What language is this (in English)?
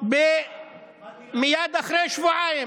Hebrew